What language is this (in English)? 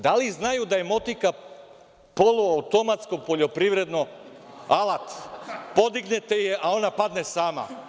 Serbian